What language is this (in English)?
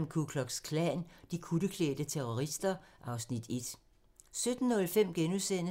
Danish